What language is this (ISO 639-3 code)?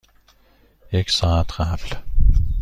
fas